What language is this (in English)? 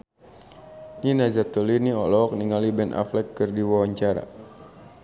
Sundanese